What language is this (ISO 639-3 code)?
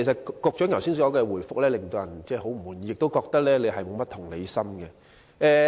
yue